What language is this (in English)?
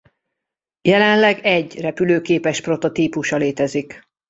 Hungarian